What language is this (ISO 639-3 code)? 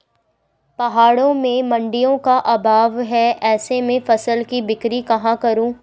hin